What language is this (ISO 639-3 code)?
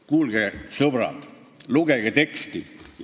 est